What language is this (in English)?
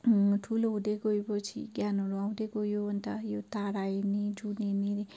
Nepali